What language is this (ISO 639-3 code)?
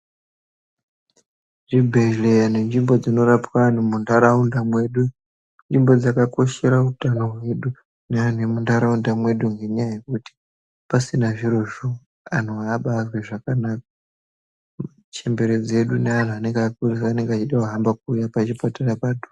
ndc